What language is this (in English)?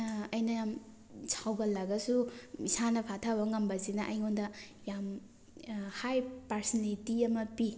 Manipuri